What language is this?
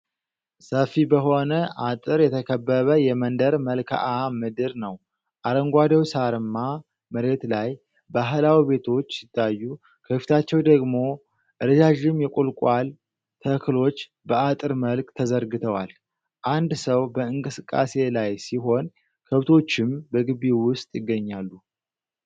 Amharic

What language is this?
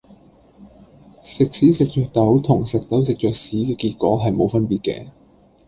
Cantonese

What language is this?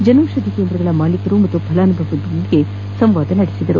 Kannada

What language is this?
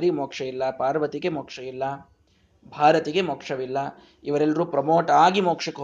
Kannada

